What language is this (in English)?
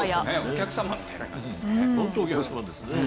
Japanese